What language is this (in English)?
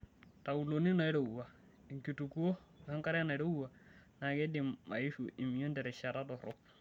Masai